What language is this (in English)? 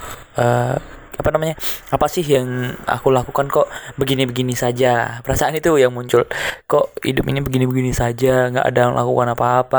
Indonesian